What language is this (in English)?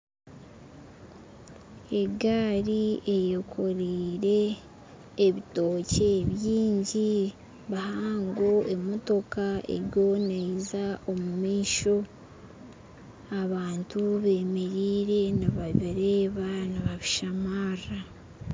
Nyankole